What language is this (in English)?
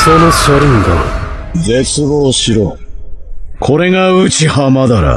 Japanese